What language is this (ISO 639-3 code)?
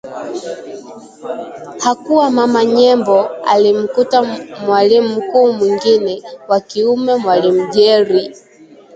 swa